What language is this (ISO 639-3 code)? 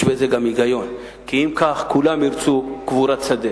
heb